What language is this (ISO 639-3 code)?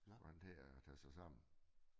dan